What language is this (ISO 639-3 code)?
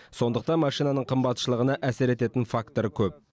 kaz